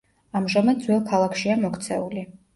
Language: Georgian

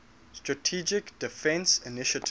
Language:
English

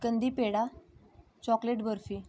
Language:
Marathi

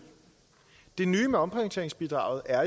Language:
Danish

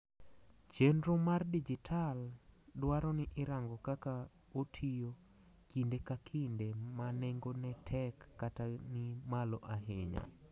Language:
Luo (Kenya and Tanzania)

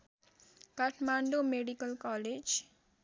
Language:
Nepali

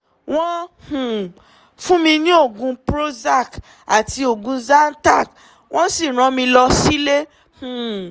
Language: Yoruba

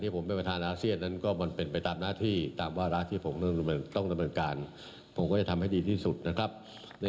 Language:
Thai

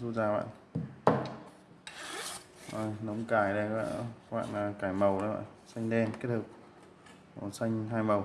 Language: Vietnamese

